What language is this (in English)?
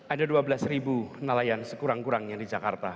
Indonesian